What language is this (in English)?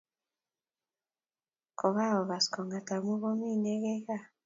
Kalenjin